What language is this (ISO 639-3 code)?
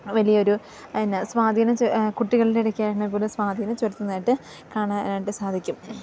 mal